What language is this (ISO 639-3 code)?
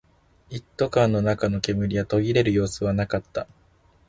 jpn